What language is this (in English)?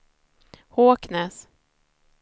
Swedish